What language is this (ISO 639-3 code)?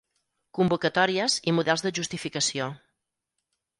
cat